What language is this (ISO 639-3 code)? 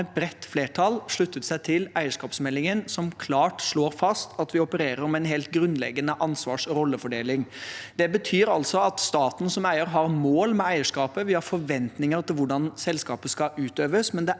nor